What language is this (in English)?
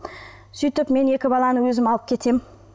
Kazakh